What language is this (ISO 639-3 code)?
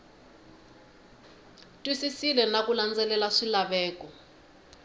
tso